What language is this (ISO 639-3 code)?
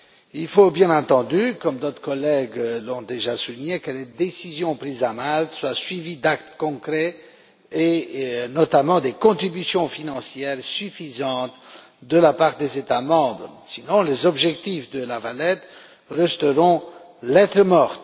fra